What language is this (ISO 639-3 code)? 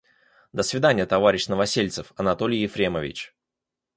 rus